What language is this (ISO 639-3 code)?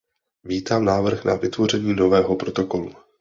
ces